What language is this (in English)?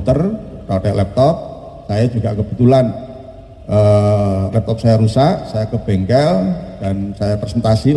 Indonesian